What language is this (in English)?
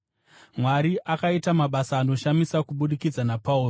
Shona